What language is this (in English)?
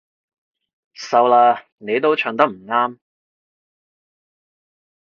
Cantonese